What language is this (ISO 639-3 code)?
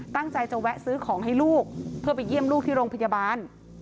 tha